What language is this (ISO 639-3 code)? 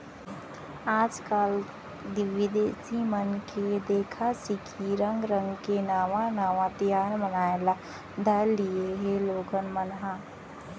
hne